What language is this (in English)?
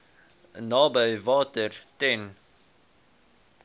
Afrikaans